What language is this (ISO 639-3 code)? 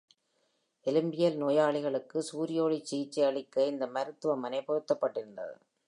tam